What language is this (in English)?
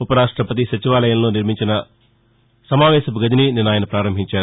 Telugu